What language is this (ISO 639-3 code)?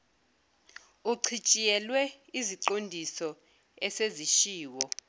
zul